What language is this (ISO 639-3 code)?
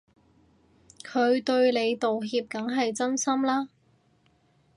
yue